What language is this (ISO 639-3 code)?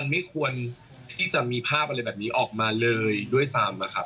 tha